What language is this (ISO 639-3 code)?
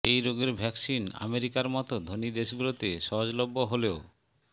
ben